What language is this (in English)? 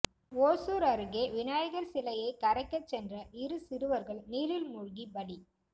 Tamil